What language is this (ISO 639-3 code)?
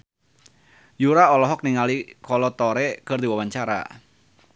sun